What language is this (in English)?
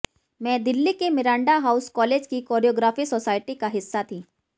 Hindi